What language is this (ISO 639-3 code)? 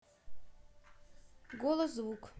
rus